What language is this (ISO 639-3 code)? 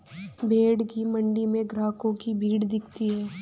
hin